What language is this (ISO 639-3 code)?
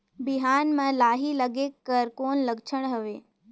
hne